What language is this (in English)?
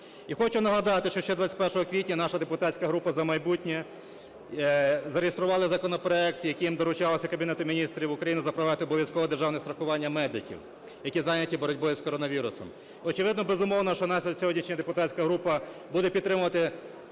Ukrainian